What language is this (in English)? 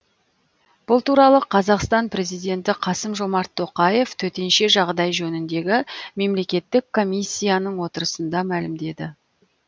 Kazakh